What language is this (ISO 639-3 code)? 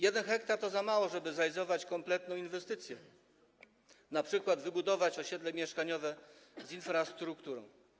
pol